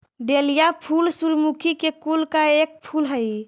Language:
Magahi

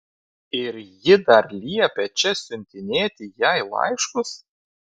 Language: Lithuanian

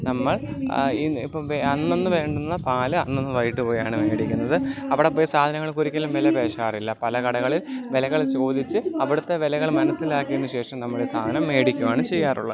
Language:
Malayalam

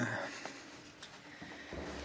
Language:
Welsh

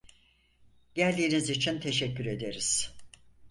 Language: Turkish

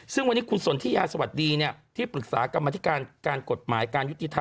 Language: Thai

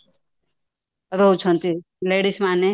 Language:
Odia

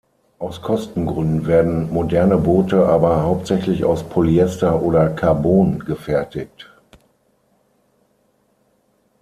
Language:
German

